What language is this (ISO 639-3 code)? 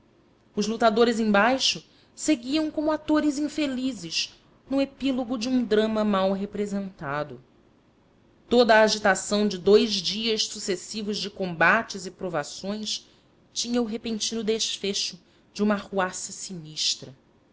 por